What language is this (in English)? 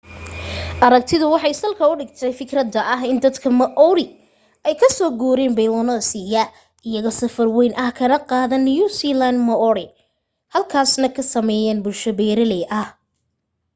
Somali